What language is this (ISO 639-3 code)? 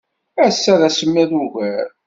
kab